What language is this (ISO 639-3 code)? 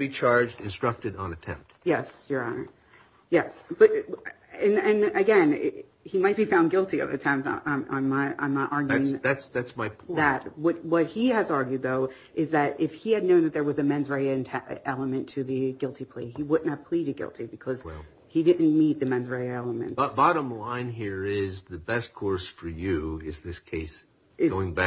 eng